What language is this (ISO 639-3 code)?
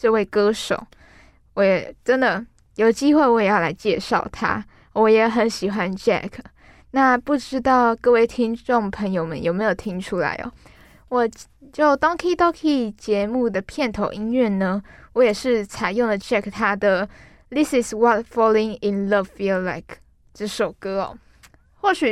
zho